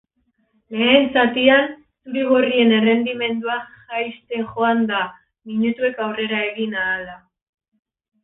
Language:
Basque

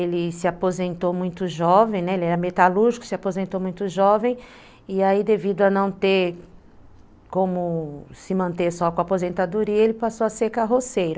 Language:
Portuguese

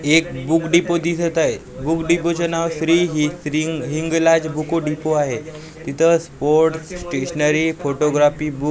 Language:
Marathi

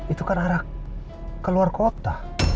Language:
Indonesian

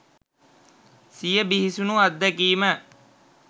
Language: Sinhala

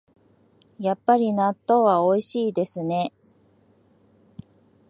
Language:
Japanese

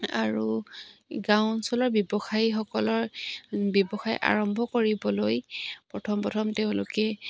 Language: Assamese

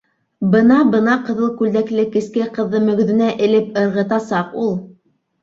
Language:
Bashkir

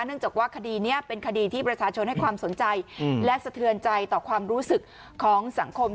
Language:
Thai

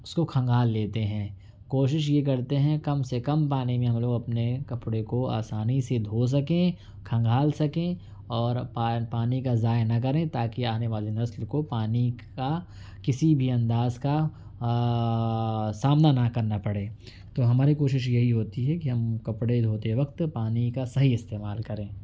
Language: Urdu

